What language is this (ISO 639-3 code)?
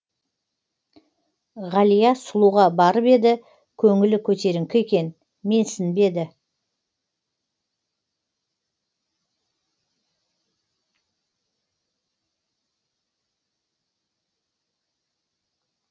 kaz